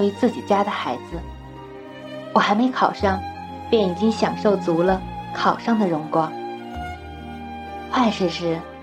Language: Chinese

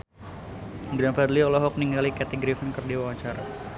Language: Sundanese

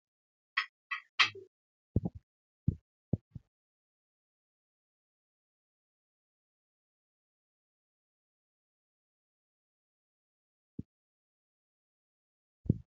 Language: Oromo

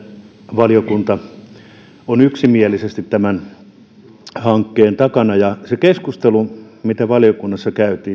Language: Finnish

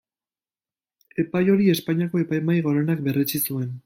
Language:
Basque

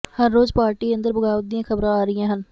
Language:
Punjabi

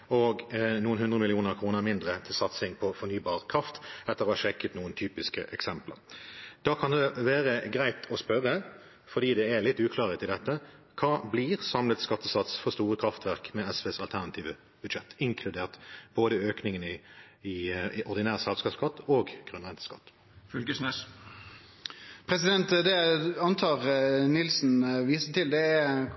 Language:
Norwegian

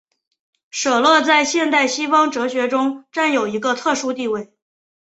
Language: Chinese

